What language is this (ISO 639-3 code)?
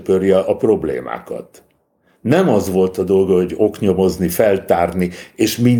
hun